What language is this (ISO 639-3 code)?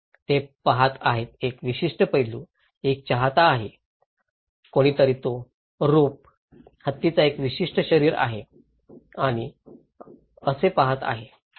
mar